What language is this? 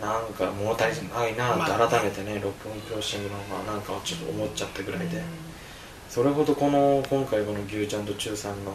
Japanese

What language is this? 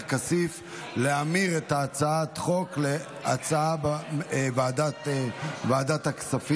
Hebrew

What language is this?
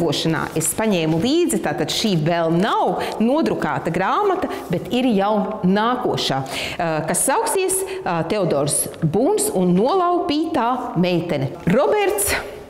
Latvian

